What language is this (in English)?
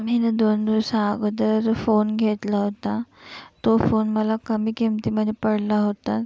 Marathi